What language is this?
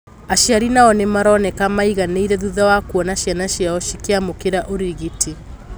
Kikuyu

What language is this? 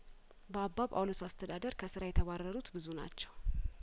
Amharic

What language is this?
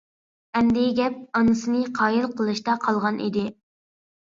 Uyghur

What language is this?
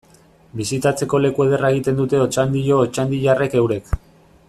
Basque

